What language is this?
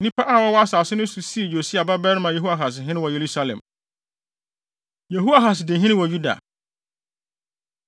Akan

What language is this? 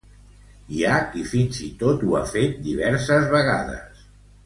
Catalan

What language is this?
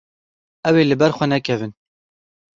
Kurdish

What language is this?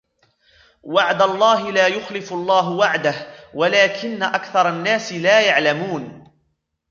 Arabic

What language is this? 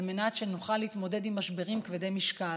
Hebrew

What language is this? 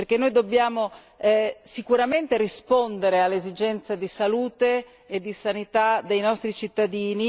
Italian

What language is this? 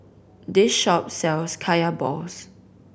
English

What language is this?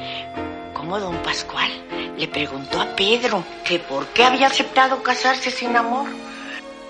Spanish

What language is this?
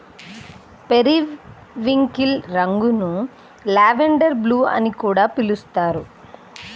Telugu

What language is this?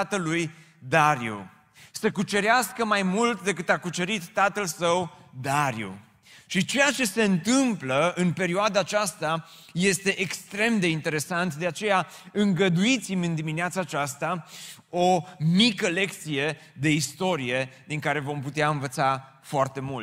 Romanian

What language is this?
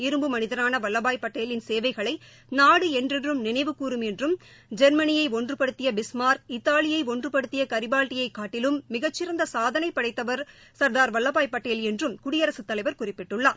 Tamil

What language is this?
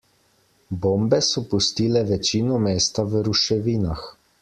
Slovenian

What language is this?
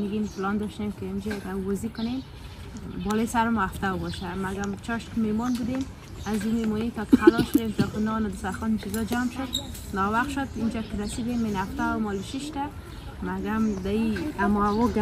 Persian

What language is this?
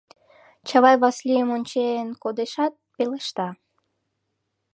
Mari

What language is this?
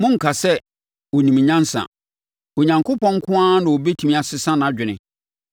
Akan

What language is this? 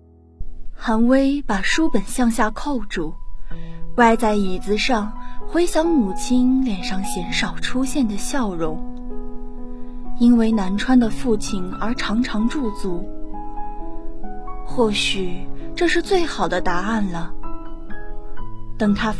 Chinese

